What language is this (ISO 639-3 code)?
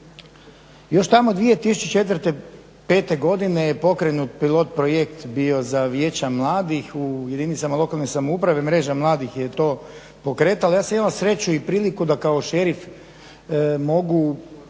hrv